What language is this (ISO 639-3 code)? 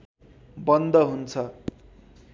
nep